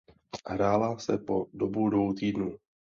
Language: Czech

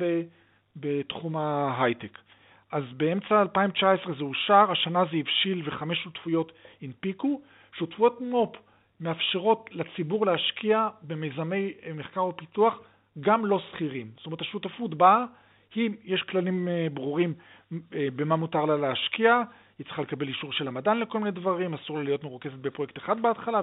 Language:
Hebrew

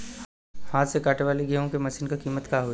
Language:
Bhojpuri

